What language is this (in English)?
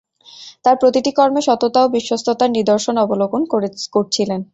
Bangla